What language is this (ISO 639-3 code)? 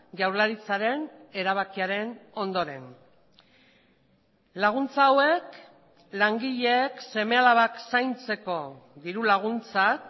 eus